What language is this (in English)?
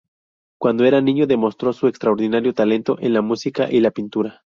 Spanish